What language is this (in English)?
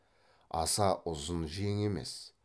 Kazakh